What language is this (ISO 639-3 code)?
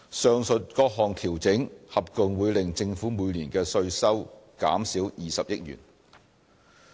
yue